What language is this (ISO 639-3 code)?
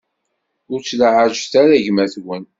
kab